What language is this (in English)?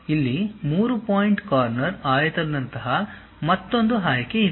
Kannada